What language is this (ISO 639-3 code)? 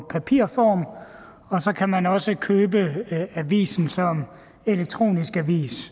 dan